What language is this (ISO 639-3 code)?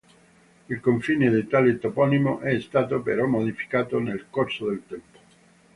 ita